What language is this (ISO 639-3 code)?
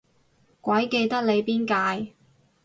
yue